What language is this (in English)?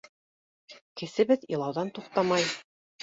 Bashkir